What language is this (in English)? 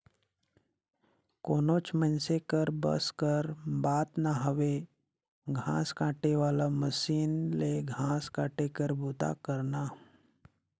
Chhattisgarhi